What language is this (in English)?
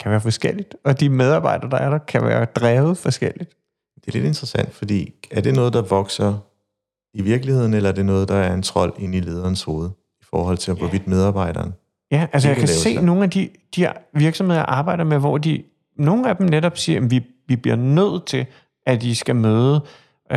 Danish